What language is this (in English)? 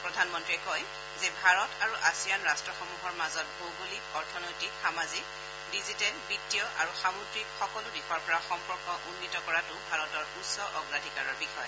Assamese